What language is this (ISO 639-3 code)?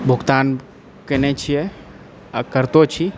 mai